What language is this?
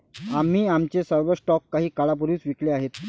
Marathi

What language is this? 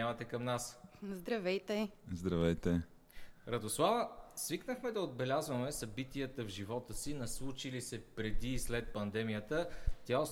Bulgarian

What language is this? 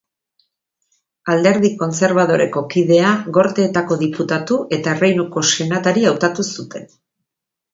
Basque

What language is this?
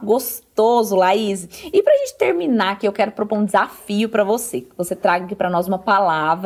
Portuguese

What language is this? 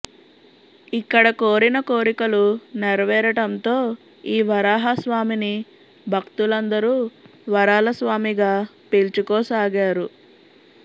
Telugu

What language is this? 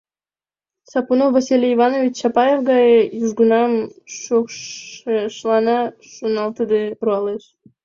Mari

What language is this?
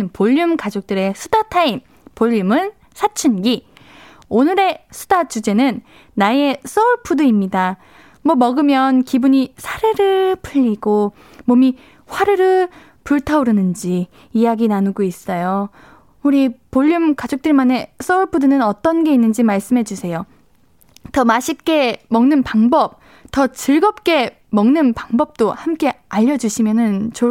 Korean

